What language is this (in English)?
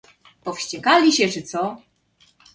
Polish